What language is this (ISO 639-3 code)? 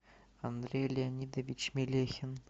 rus